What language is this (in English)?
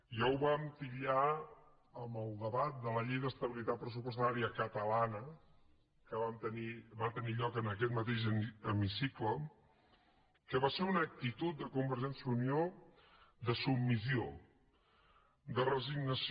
Catalan